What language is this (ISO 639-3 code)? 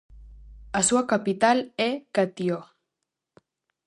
glg